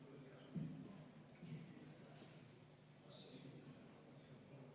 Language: Estonian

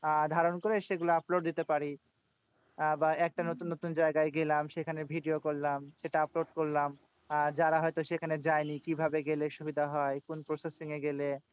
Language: Bangla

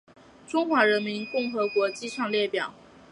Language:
Chinese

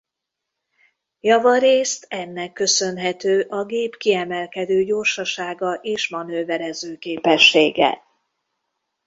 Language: Hungarian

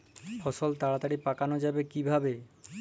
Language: Bangla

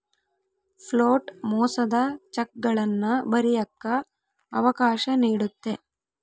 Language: Kannada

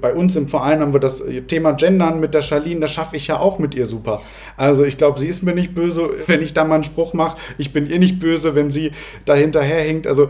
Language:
German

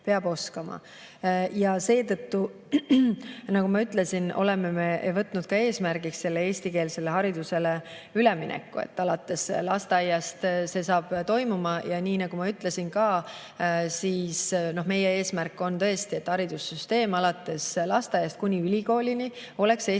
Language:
Estonian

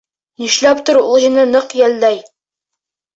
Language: Bashkir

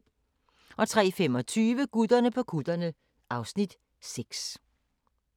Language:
Danish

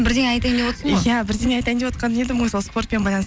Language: Kazakh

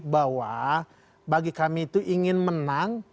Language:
Indonesian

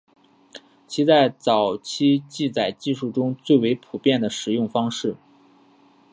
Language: Chinese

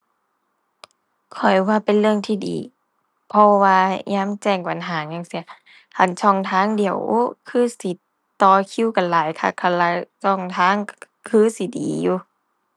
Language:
Thai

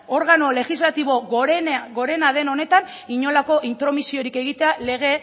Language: Basque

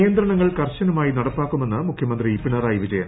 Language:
Malayalam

